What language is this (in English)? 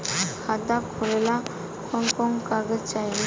Bhojpuri